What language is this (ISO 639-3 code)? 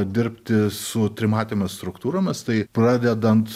lit